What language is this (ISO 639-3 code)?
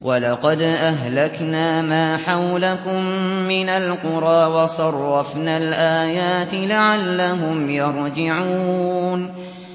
ara